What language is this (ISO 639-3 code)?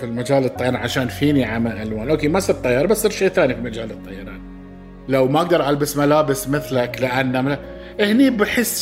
ara